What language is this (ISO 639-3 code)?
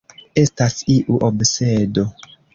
epo